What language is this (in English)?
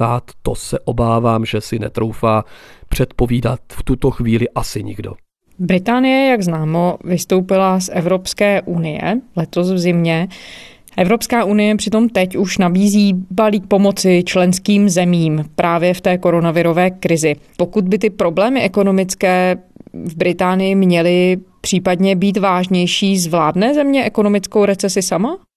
Czech